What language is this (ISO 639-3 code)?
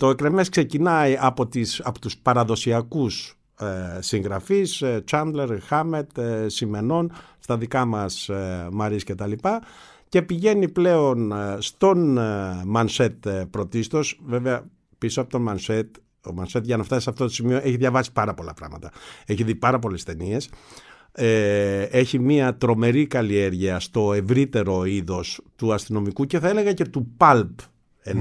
ell